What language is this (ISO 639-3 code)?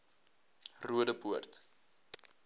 afr